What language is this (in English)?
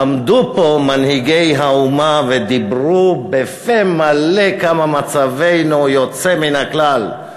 Hebrew